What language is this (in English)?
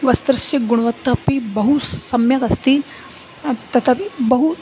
Sanskrit